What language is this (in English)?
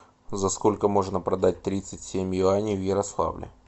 Russian